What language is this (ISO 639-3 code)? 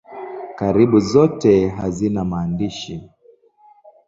swa